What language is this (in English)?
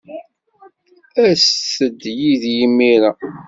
Kabyle